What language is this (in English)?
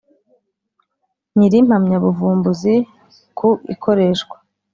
Kinyarwanda